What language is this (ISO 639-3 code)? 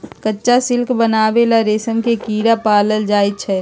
mag